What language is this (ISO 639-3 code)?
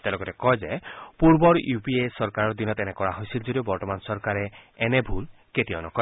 asm